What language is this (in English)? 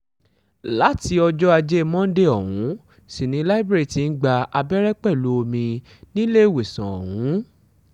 Yoruba